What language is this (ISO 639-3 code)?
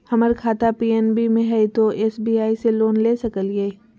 mag